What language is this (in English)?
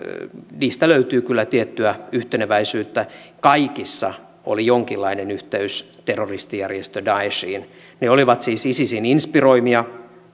Finnish